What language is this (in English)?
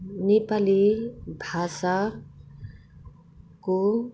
Nepali